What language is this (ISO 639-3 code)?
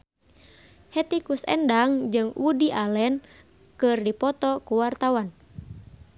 sun